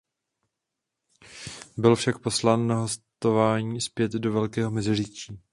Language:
Czech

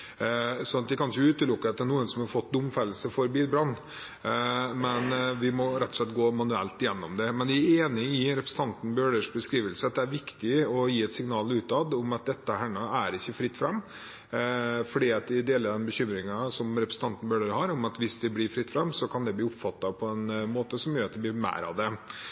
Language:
Norwegian Bokmål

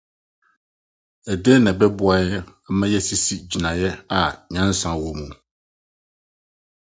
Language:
Akan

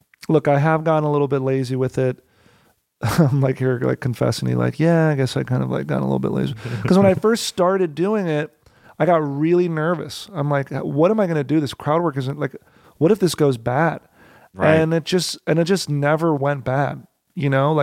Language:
English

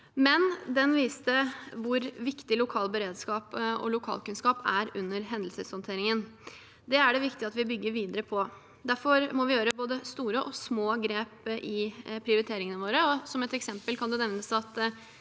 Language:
Norwegian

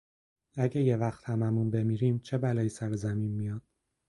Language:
Persian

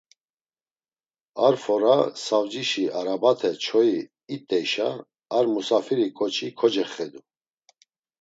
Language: Laz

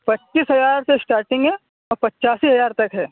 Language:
Urdu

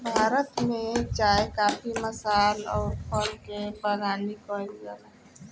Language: Bhojpuri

